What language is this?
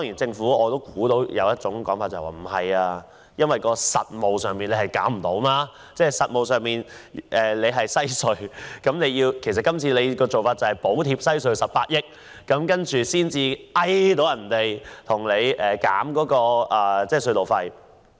Cantonese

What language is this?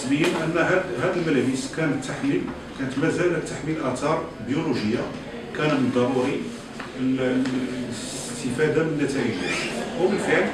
Arabic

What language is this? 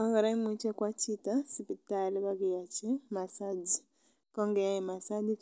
Kalenjin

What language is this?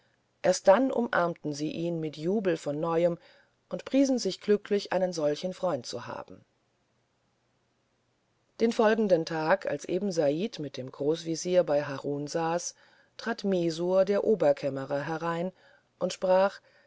German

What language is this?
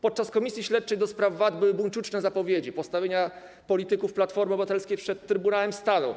Polish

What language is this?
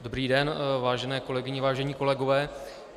Czech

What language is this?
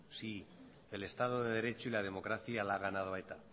Spanish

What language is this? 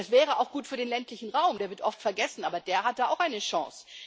German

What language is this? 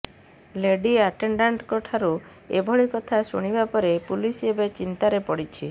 Odia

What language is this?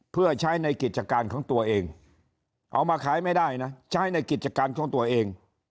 Thai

